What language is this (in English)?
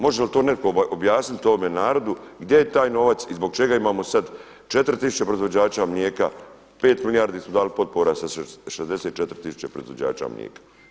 Croatian